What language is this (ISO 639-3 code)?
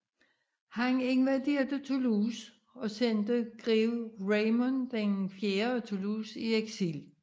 dan